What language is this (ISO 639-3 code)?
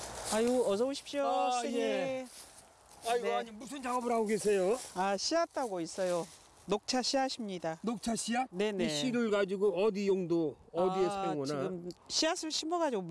kor